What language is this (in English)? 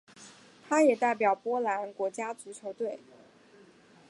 Chinese